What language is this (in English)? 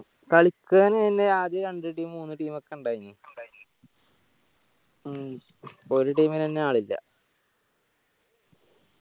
Malayalam